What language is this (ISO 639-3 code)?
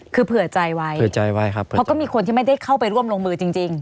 tha